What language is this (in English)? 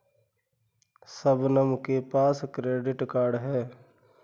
Hindi